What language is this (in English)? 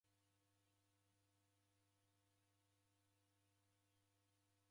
Taita